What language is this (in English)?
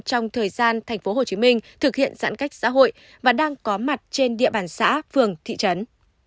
Vietnamese